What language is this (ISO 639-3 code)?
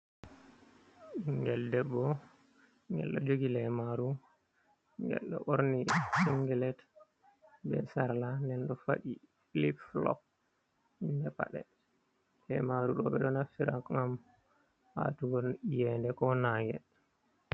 ful